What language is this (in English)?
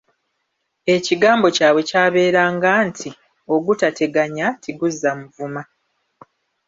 Ganda